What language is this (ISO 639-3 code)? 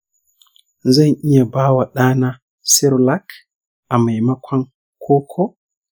hau